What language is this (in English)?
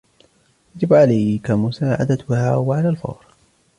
Arabic